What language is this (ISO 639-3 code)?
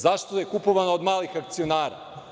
srp